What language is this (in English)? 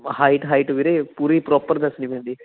Punjabi